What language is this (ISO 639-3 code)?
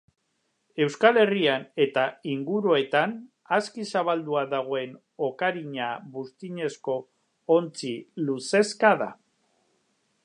eus